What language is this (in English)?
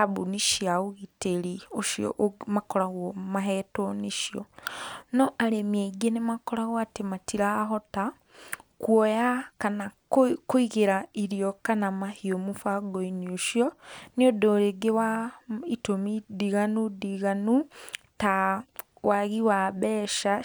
Kikuyu